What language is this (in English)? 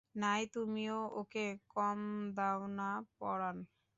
Bangla